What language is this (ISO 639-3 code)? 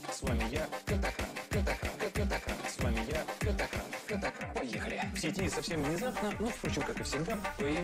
rus